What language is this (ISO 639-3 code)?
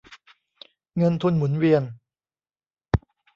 tha